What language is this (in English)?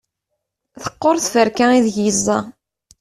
Kabyle